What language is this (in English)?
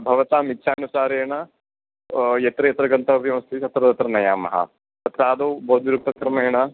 Sanskrit